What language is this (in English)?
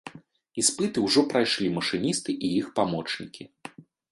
Belarusian